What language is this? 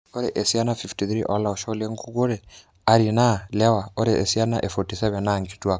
Masai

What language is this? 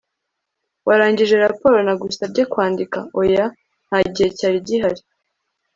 Kinyarwanda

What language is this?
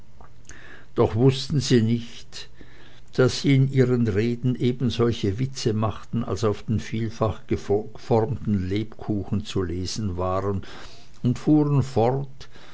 German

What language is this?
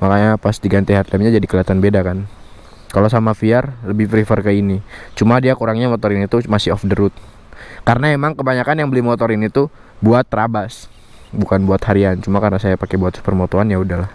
Indonesian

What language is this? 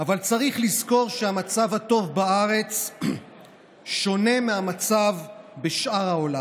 Hebrew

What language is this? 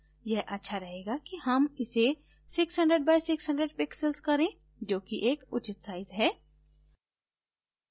Hindi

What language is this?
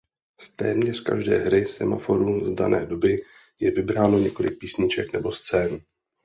Czech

